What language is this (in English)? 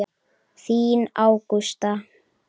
Icelandic